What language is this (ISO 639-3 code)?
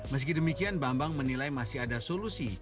ind